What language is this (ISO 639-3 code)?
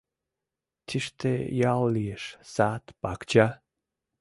chm